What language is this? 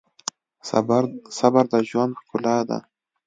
Pashto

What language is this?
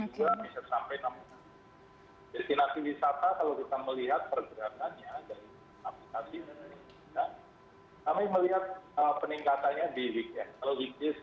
Indonesian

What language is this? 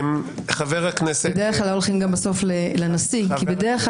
Hebrew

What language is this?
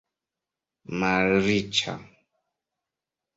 Esperanto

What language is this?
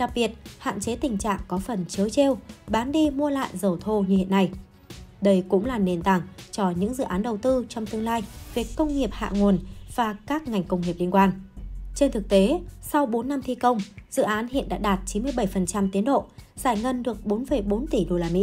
Vietnamese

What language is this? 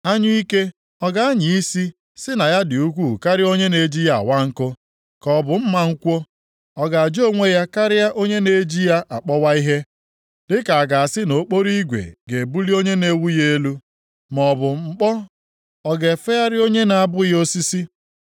Igbo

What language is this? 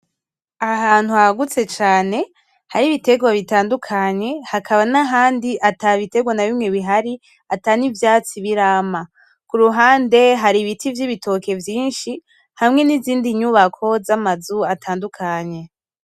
Rundi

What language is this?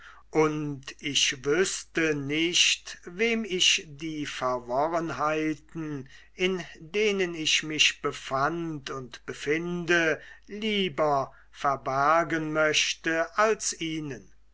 German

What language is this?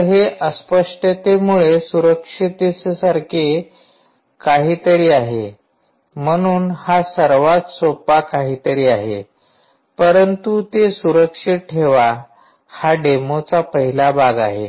Marathi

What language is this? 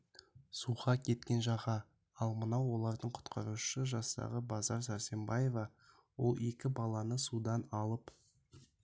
Kazakh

